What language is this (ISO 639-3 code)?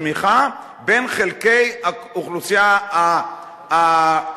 heb